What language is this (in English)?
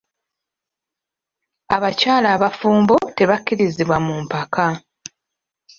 Ganda